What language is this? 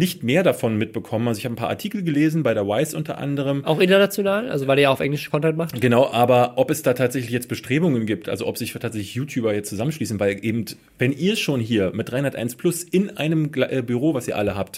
German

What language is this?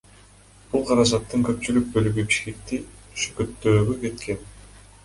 Kyrgyz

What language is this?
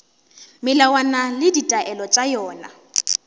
Northern Sotho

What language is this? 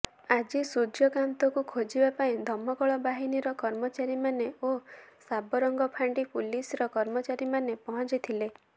Odia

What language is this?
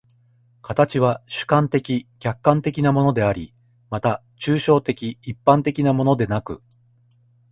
Japanese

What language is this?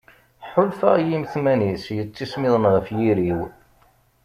Kabyle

